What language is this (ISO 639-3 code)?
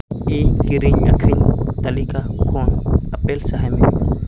sat